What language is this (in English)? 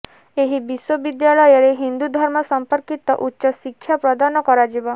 Odia